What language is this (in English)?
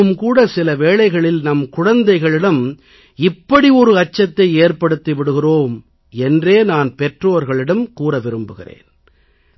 Tamil